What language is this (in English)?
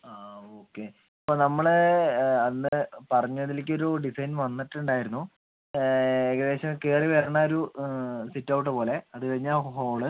Malayalam